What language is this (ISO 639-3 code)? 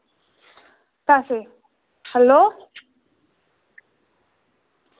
doi